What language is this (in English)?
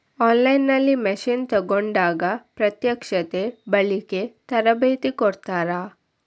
Kannada